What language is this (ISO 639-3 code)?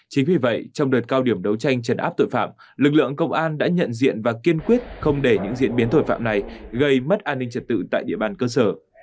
vie